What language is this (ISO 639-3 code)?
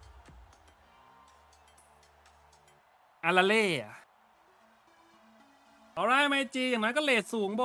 tha